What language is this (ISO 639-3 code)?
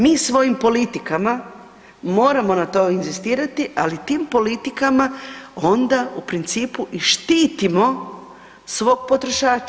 hrv